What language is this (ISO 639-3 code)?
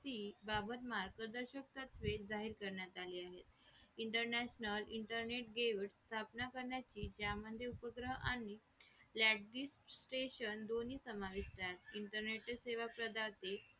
mar